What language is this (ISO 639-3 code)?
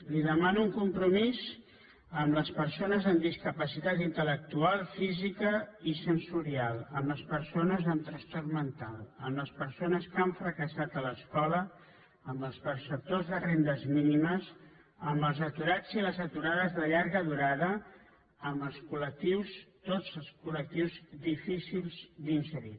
cat